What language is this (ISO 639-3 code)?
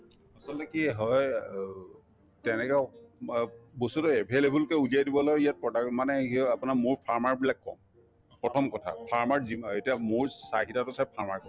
asm